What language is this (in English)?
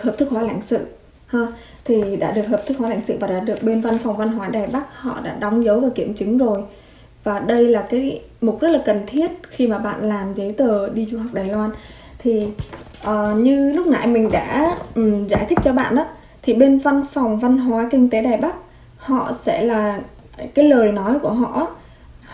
Vietnamese